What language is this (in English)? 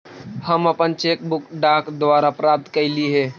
Magahi